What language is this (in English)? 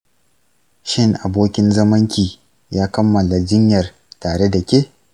Hausa